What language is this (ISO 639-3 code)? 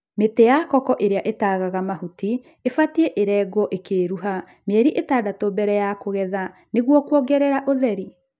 kik